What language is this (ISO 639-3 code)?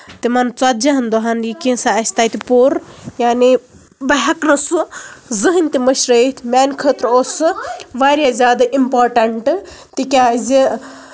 kas